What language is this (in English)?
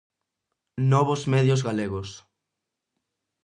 Galician